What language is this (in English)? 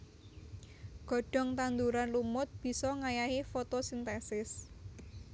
Javanese